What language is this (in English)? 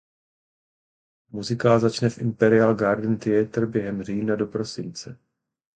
Czech